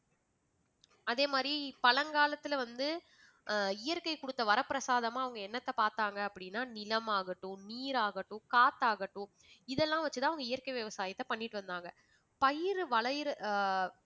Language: Tamil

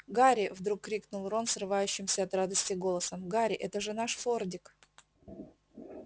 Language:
Russian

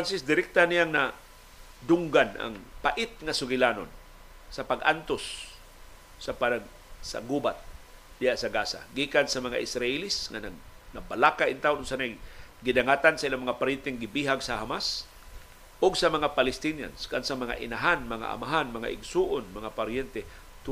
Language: Filipino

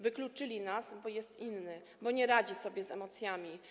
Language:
Polish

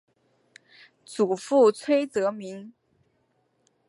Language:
Chinese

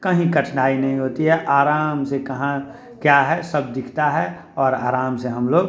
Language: Hindi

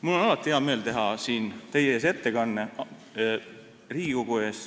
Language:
Estonian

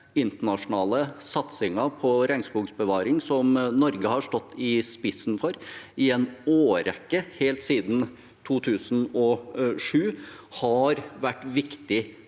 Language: Norwegian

